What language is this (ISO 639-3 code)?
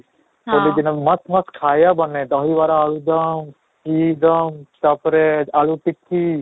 ori